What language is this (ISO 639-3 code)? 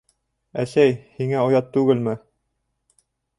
bak